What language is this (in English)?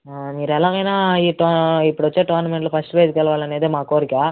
Telugu